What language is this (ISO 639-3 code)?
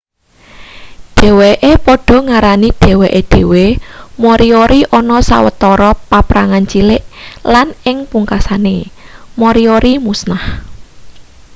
jav